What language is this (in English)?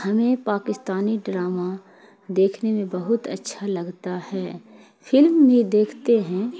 Urdu